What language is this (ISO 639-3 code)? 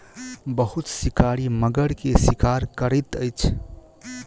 mai